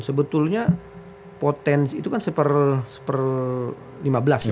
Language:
Indonesian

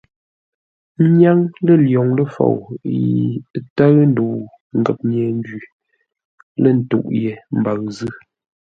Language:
Ngombale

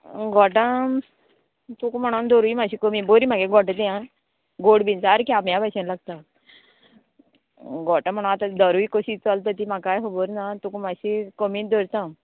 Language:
Konkani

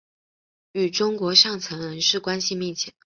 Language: Chinese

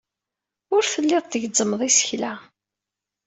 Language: Kabyle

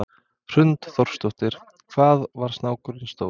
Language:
Icelandic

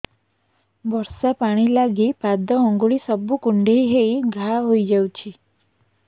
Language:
Odia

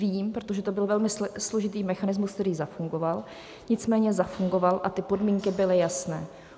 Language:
Czech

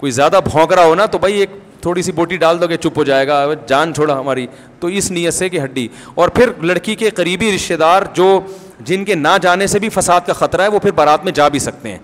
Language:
Urdu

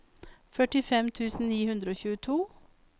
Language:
Norwegian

